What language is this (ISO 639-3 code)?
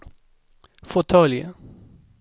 swe